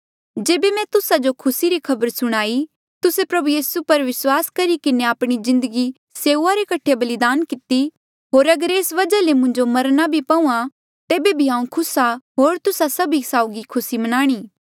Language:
Mandeali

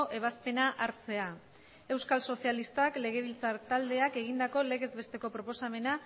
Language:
Basque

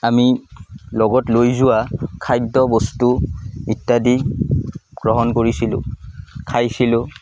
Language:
Assamese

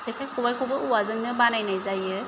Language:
Bodo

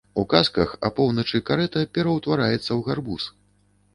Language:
Belarusian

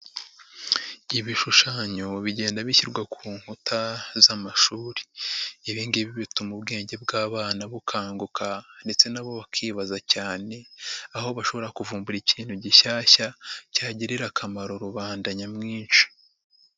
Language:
Kinyarwanda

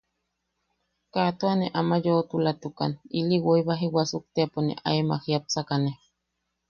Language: Yaqui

